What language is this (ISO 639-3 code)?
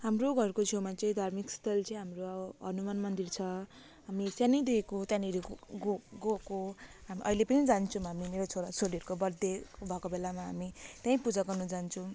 nep